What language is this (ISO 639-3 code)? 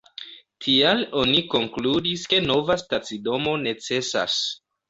epo